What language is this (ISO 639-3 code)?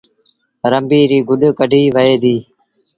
sbn